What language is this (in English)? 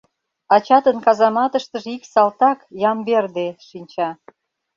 Mari